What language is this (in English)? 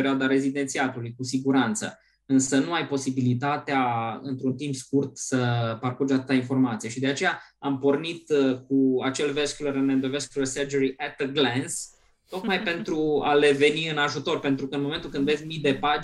Romanian